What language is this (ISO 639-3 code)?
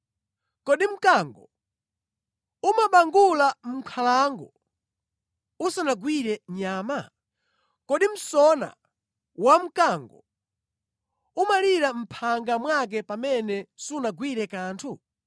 nya